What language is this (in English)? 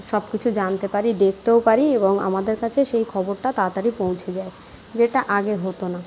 Bangla